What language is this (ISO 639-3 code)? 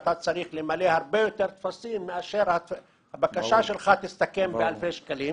heb